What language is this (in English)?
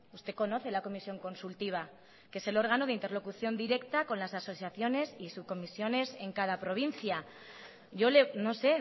Spanish